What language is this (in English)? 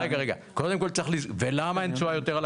Hebrew